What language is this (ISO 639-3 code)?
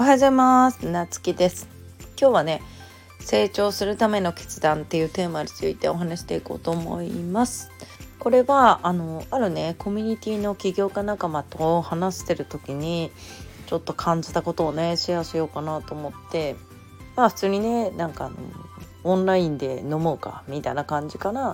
jpn